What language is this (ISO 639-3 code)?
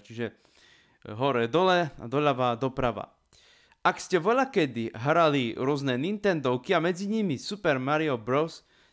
slk